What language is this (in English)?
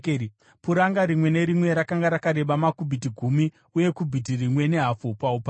Shona